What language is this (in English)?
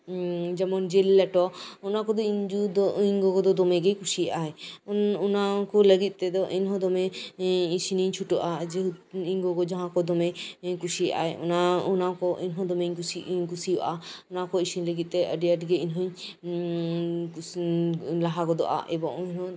Santali